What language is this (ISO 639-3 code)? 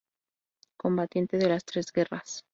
spa